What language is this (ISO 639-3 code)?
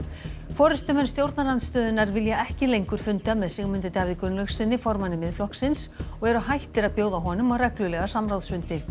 isl